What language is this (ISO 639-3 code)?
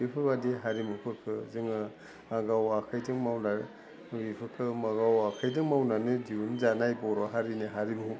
brx